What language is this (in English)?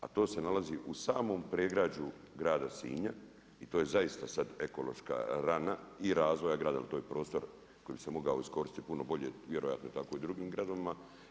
Croatian